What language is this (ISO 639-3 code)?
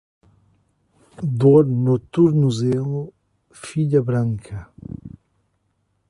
por